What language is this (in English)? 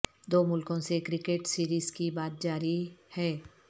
Urdu